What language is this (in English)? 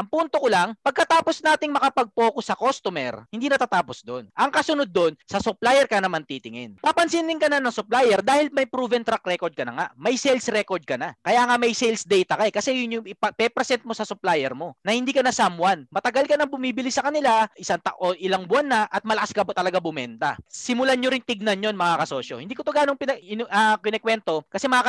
Filipino